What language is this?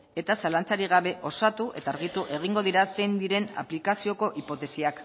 Basque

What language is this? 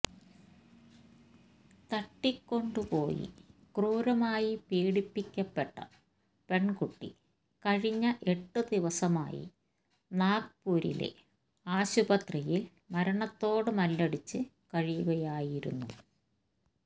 Malayalam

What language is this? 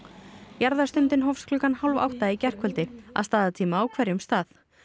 Icelandic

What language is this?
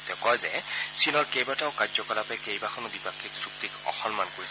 Assamese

